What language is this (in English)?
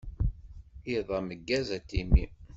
Kabyle